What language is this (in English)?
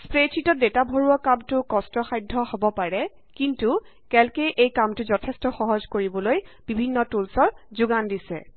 Assamese